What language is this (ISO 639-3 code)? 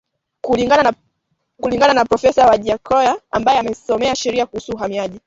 swa